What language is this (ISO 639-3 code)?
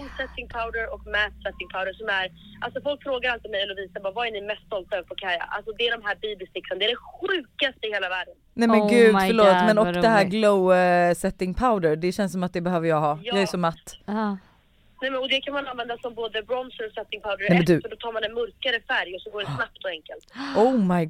swe